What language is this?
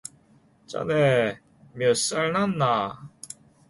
Korean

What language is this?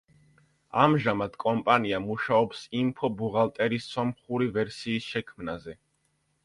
Georgian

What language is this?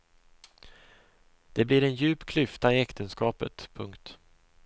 Swedish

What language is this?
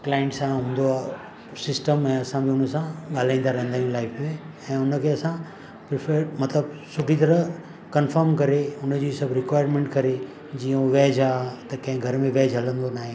Sindhi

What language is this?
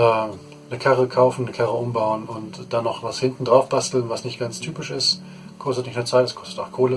German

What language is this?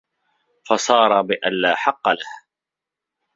Arabic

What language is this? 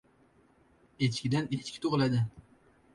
Uzbek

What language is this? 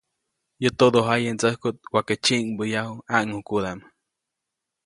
Copainalá Zoque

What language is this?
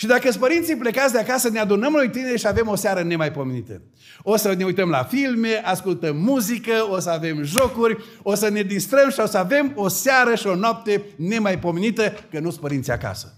Romanian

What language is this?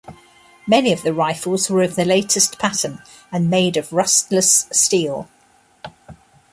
English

